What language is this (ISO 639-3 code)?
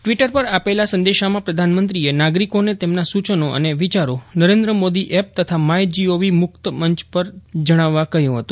guj